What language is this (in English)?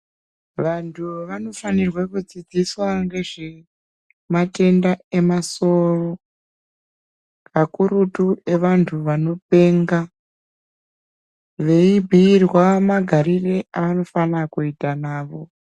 Ndau